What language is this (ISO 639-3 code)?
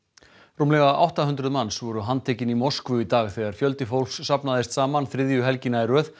isl